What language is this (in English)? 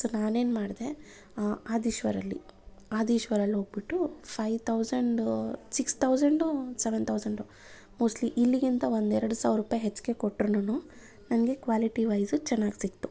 Kannada